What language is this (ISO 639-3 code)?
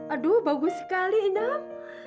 ind